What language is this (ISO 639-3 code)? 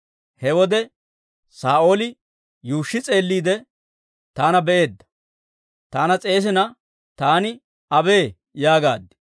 dwr